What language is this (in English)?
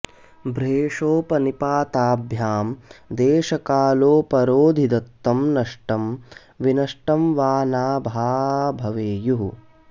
Sanskrit